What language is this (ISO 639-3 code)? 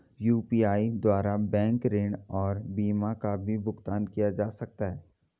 hin